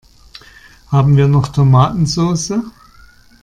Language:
German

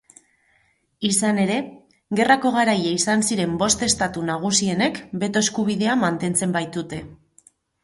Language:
Basque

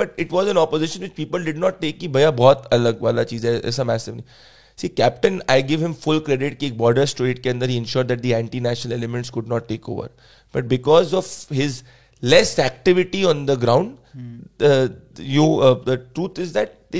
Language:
Hindi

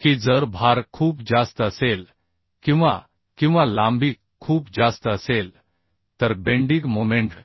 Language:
Marathi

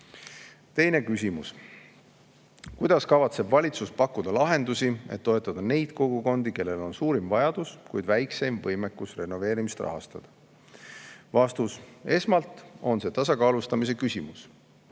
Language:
Estonian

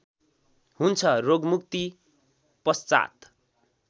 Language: Nepali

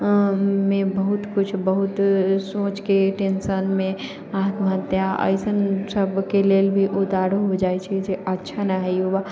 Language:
Maithili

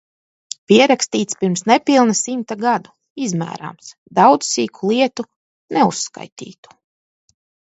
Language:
Latvian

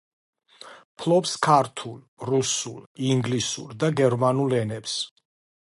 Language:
Georgian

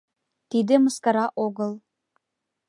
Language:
Mari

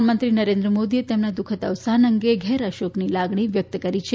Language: Gujarati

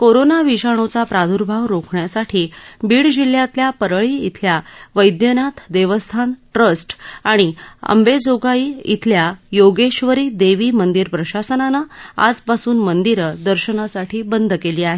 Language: Marathi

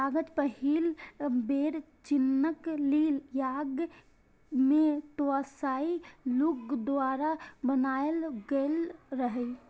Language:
Maithili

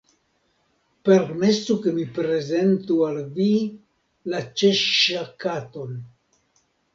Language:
Esperanto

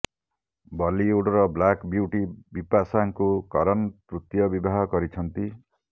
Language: Odia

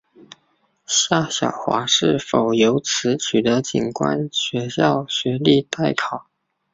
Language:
Chinese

